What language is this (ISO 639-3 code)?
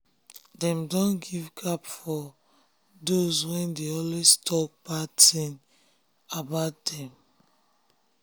pcm